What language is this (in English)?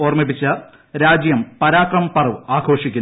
Malayalam